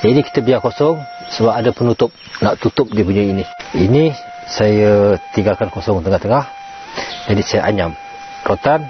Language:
Malay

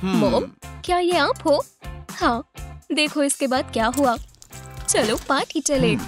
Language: Hindi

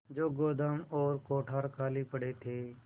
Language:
Hindi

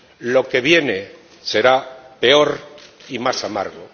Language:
Spanish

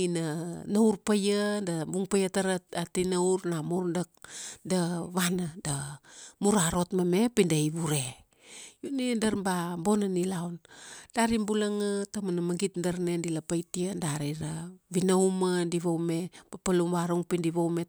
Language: Kuanua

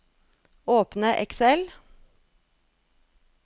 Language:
Norwegian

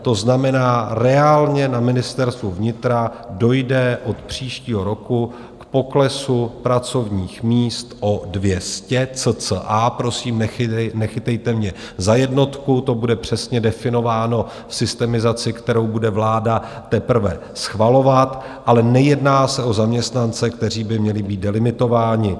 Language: Czech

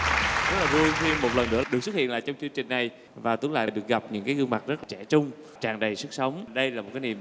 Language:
Vietnamese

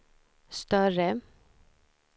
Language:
Swedish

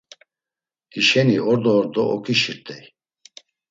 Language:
Laz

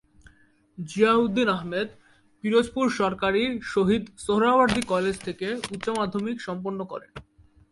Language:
Bangla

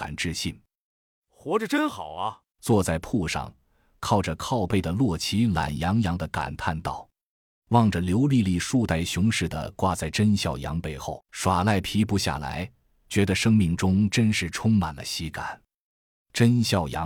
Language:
Chinese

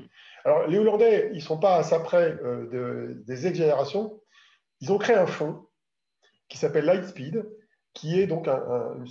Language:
French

